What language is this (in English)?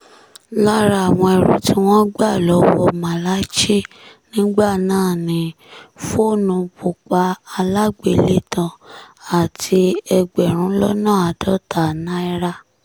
Yoruba